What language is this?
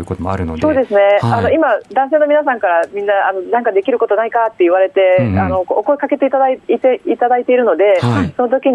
Japanese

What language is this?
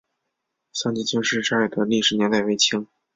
Chinese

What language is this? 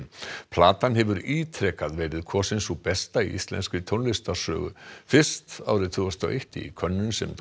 Icelandic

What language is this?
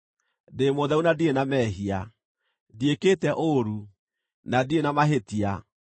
Kikuyu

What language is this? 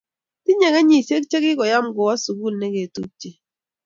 Kalenjin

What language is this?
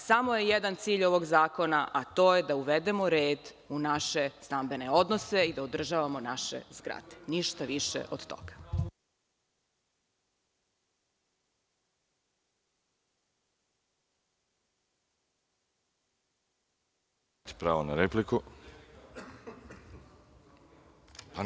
Serbian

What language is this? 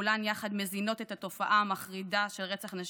Hebrew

